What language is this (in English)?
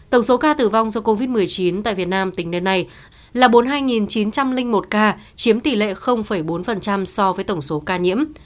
Vietnamese